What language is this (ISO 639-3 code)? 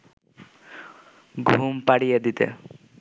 ben